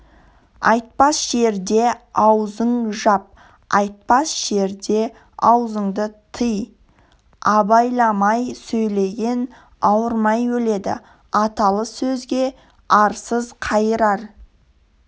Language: Kazakh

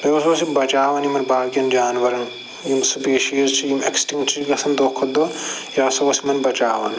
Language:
Kashmiri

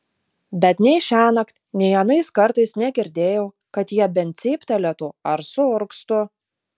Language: Lithuanian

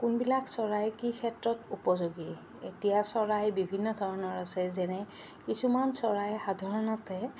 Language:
Assamese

